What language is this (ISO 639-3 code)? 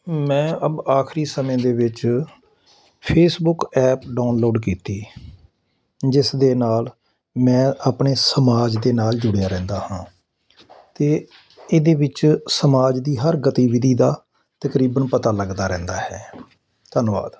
pan